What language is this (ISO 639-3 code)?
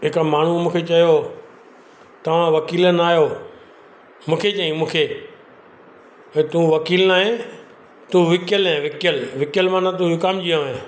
snd